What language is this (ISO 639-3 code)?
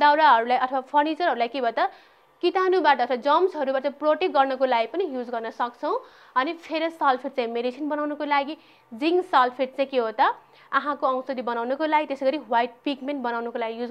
hin